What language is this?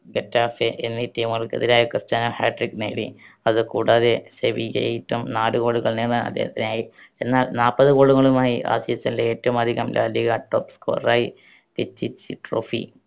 Malayalam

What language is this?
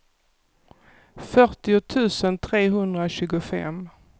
Swedish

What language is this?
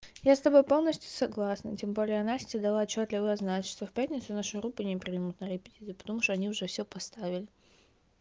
Russian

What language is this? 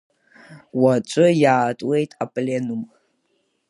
Abkhazian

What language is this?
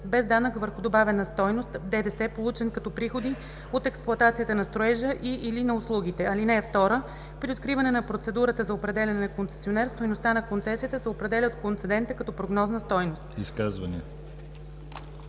Bulgarian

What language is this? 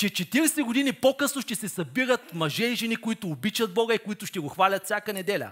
Bulgarian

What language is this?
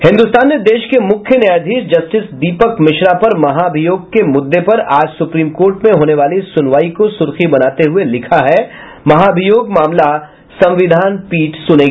Hindi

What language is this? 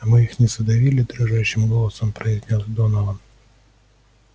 Russian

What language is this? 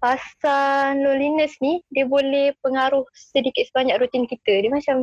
Malay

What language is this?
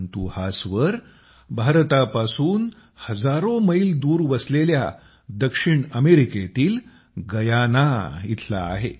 Marathi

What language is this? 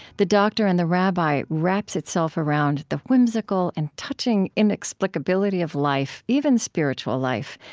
English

